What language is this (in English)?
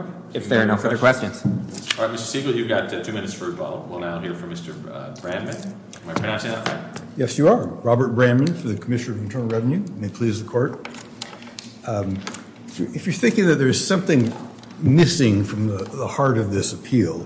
English